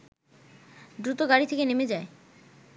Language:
Bangla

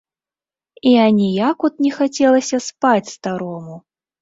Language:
Belarusian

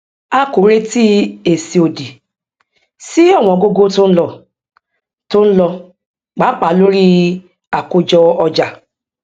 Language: Yoruba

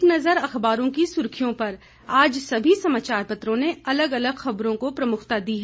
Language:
Hindi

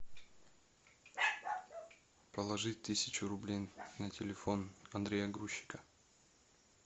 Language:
Russian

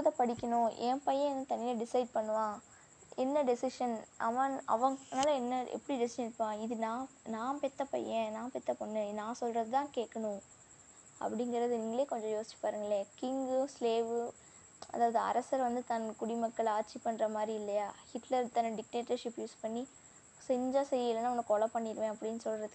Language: Tamil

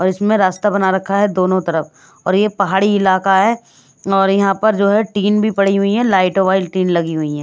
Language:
Hindi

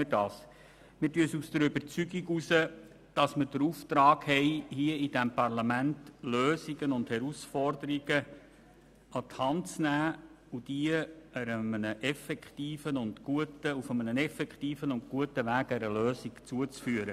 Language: Swiss German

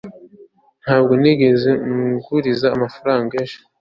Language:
Kinyarwanda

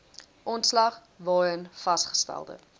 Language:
Afrikaans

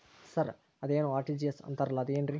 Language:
Kannada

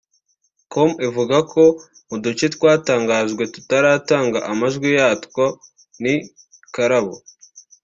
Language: Kinyarwanda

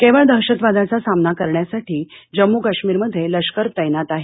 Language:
Marathi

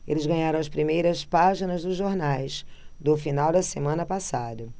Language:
Portuguese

